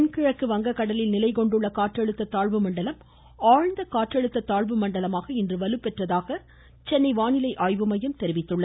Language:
Tamil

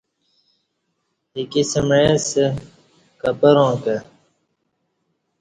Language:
Kati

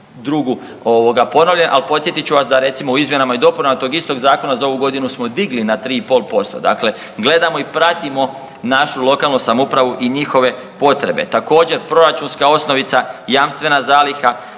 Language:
Croatian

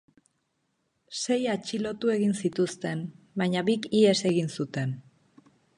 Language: Basque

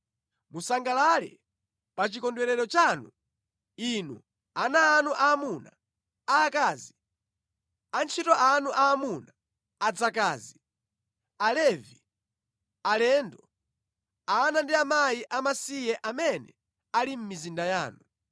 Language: Nyanja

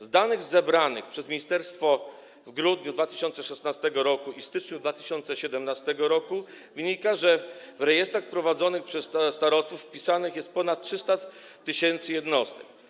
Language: Polish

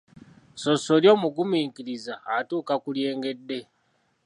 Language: Ganda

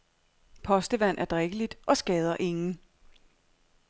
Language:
Danish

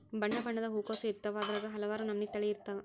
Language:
Kannada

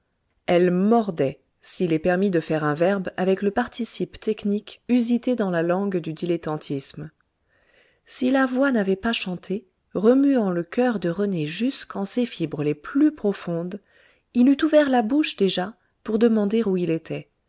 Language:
French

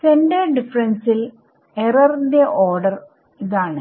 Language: Malayalam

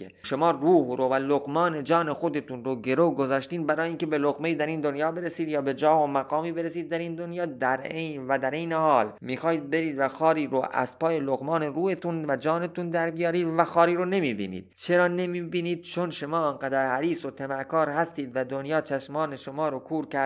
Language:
Persian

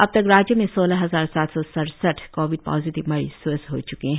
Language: Hindi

